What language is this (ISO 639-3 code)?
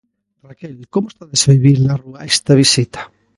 glg